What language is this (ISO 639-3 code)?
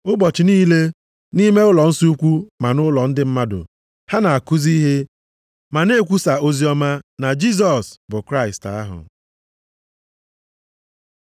ibo